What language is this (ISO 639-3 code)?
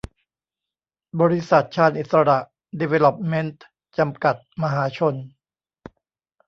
tha